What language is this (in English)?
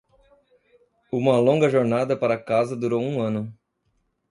Portuguese